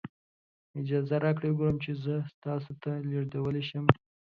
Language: Pashto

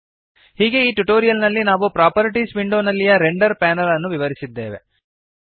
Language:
Kannada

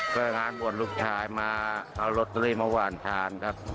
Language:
Thai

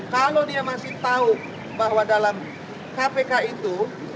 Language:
Indonesian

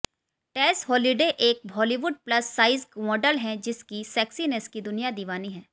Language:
Hindi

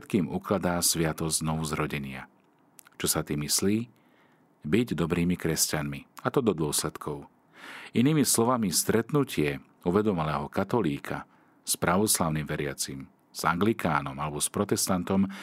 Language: Slovak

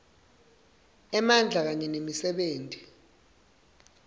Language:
Swati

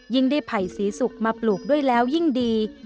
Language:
Thai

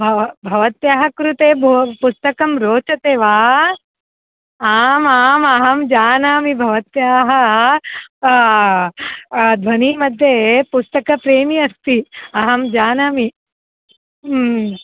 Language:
Sanskrit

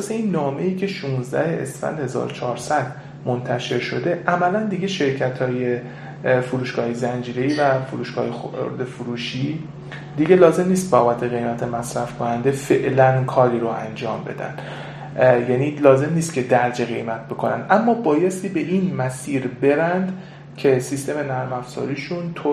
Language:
Persian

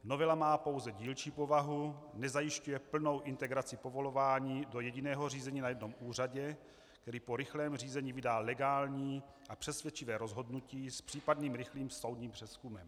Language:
Czech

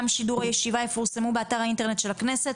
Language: Hebrew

